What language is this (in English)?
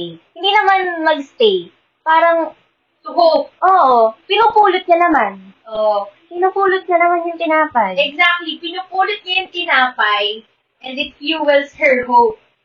Filipino